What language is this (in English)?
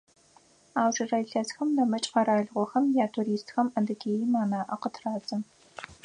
Adyghe